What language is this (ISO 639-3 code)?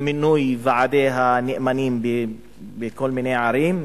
heb